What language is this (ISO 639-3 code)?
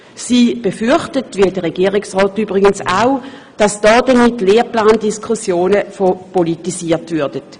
gsw